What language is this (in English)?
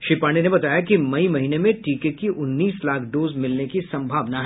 Hindi